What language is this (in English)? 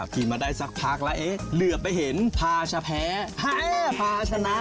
Thai